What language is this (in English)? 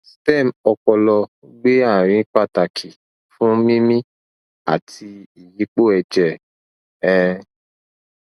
Yoruba